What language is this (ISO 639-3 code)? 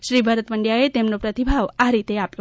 guj